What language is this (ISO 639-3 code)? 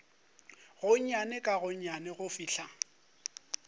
nso